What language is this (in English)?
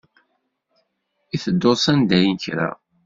Kabyle